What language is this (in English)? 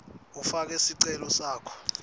Swati